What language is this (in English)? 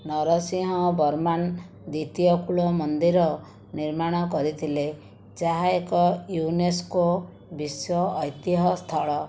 Odia